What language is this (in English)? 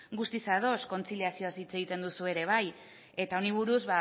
Basque